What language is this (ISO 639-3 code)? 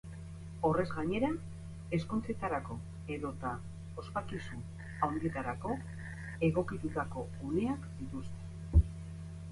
eus